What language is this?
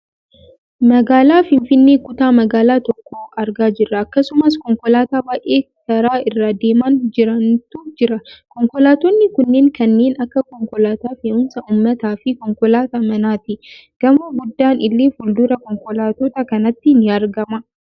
Oromo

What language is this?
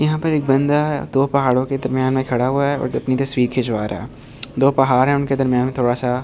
Hindi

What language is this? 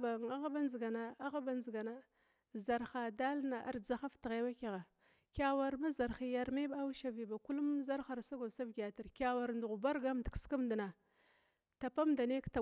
Glavda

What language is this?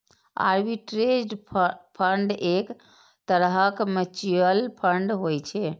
Maithili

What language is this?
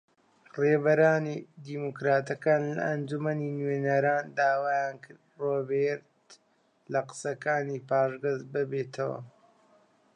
Central Kurdish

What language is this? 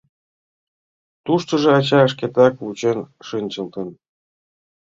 Mari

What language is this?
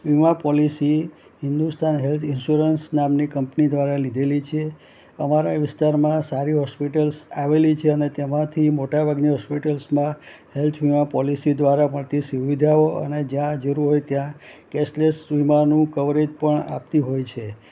Gujarati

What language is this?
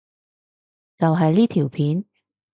Cantonese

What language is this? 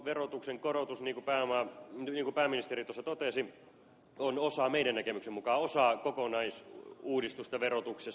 Finnish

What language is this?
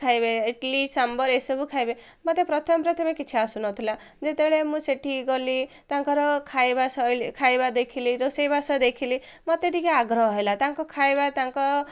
Odia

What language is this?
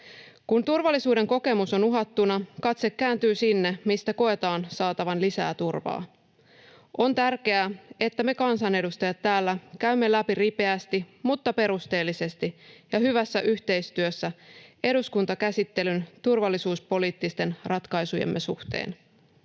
Finnish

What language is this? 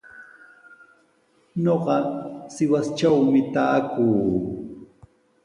Sihuas Ancash Quechua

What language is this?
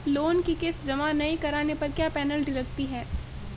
Hindi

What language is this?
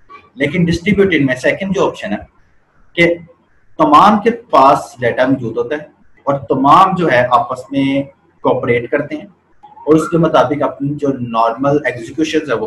Hindi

